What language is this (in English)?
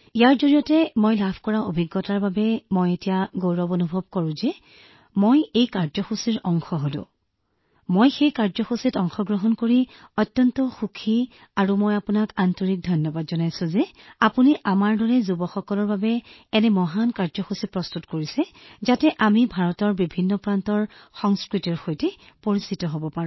Assamese